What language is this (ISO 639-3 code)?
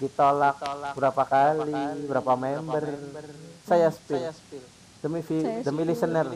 ind